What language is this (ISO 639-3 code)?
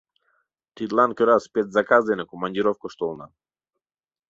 chm